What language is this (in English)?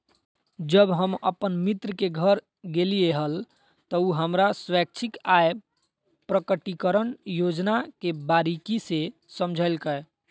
Magahi